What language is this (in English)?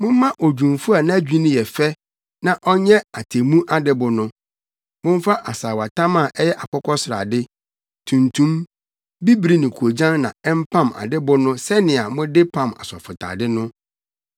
Akan